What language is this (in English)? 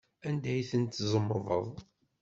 Kabyle